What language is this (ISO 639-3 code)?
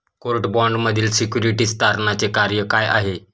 mar